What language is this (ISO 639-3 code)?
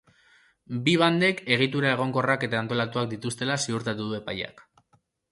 eus